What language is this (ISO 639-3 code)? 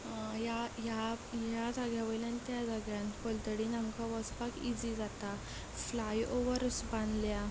kok